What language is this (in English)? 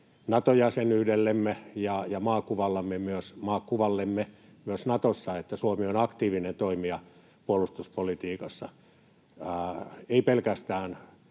Finnish